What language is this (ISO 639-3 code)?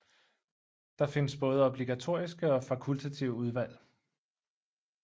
dan